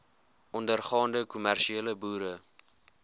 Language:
Afrikaans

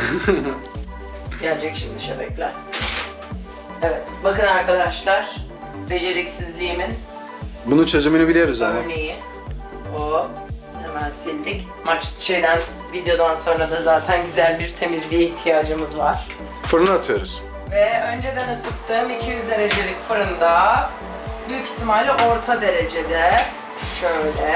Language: Turkish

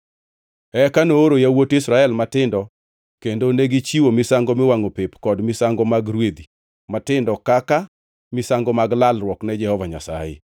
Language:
Luo (Kenya and Tanzania)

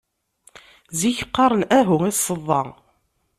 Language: Kabyle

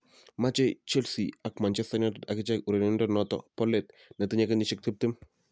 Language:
Kalenjin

